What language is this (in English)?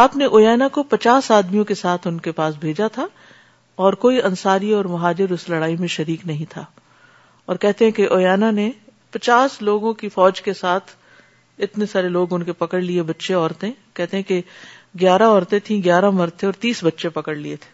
Urdu